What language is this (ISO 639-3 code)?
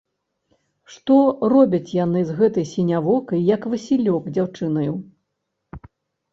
bel